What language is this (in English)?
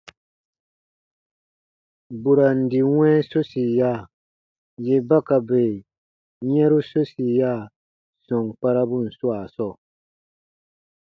Baatonum